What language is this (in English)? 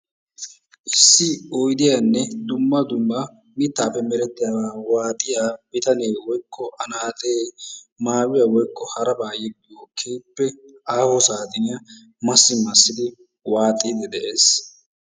Wolaytta